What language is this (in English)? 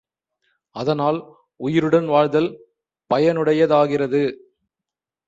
Tamil